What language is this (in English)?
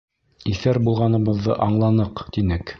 Bashkir